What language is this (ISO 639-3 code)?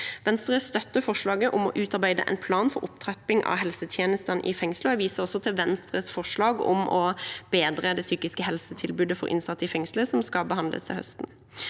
nor